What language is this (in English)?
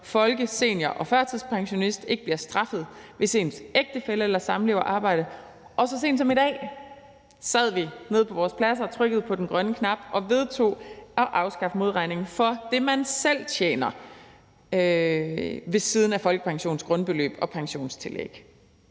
Danish